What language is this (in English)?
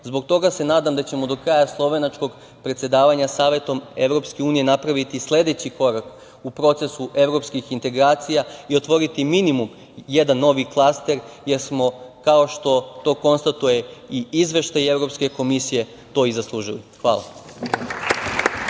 Serbian